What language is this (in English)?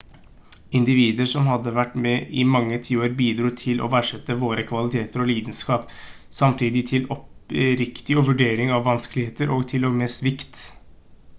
Norwegian Bokmål